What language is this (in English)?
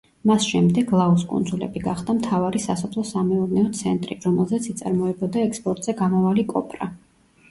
Georgian